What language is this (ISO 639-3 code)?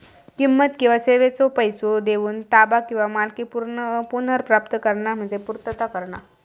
mar